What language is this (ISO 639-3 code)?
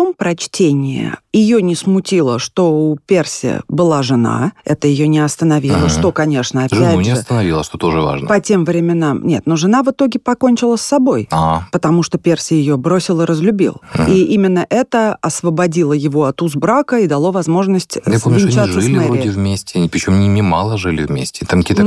rus